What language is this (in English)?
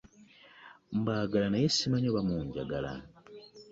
Ganda